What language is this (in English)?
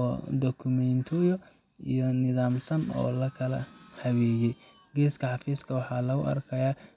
Somali